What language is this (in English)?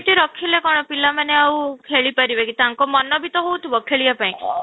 Odia